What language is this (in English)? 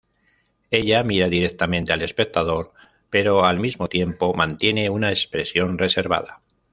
Spanish